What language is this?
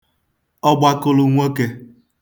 Igbo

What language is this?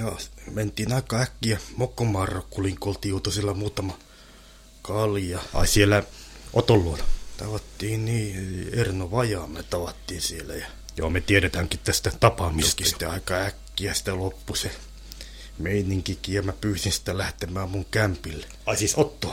Finnish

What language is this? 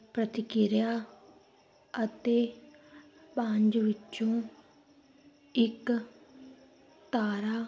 Punjabi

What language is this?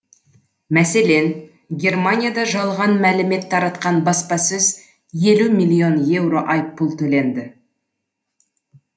Kazakh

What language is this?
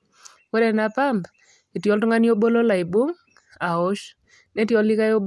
Masai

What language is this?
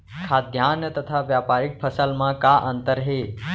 Chhattisgarhi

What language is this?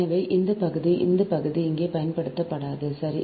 Tamil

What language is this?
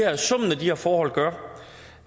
Danish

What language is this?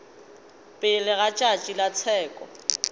Northern Sotho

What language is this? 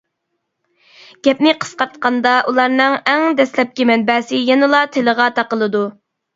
Uyghur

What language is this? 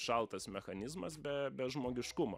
Lithuanian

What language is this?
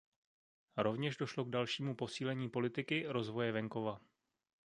Czech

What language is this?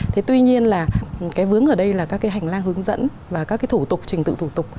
Vietnamese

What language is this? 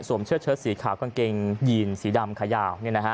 Thai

